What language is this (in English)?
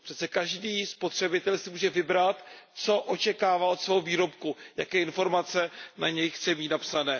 Czech